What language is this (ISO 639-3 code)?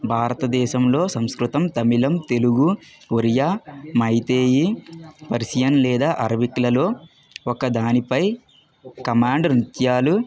tel